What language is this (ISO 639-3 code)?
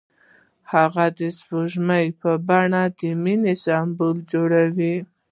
pus